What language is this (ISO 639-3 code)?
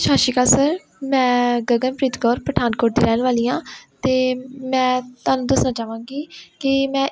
pan